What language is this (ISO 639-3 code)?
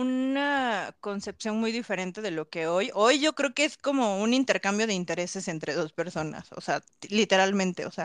spa